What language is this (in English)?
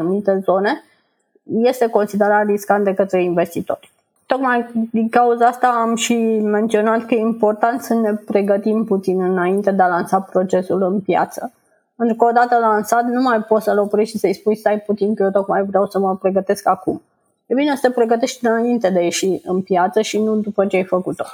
Romanian